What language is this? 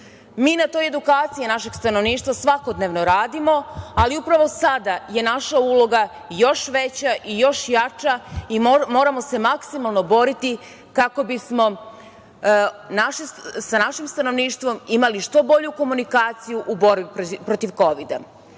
Serbian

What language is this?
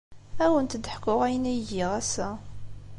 Kabyle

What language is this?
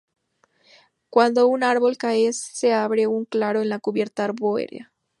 Spanish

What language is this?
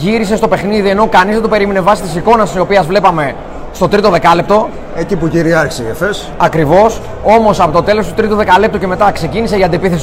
Greek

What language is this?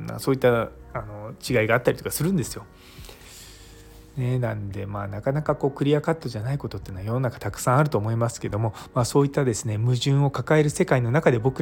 Japanese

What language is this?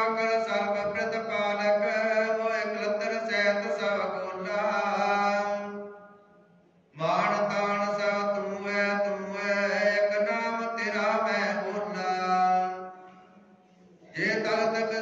Arabic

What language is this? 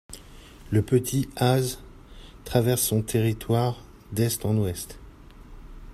French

